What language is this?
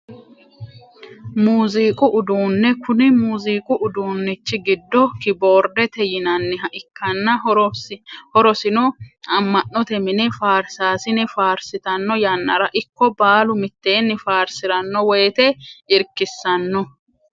Sidamo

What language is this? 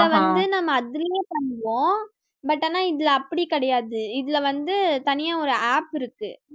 Tamil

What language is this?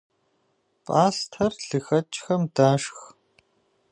Kabardian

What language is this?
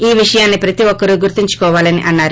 Telugu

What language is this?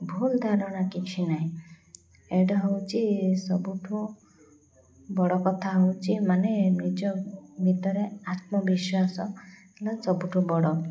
Odia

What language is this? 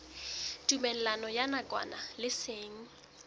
Southern Sotho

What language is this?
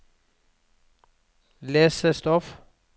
Norwegian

